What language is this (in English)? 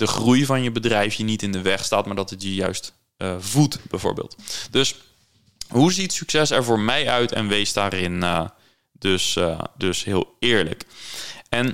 Dutch